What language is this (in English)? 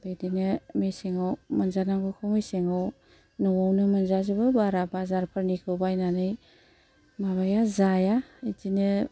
Bodo